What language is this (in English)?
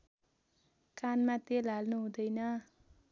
Nepali